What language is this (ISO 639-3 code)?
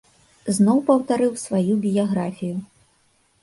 bel